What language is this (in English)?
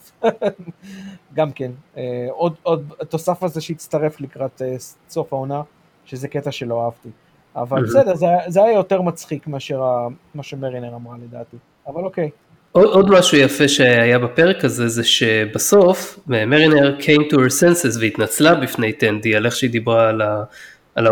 Hebrew